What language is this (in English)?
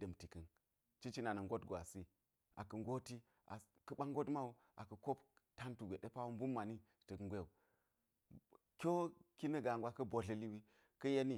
Geji